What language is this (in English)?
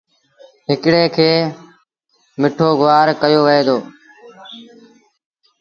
Sindhi Bhil